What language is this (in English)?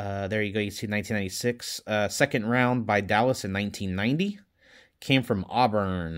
English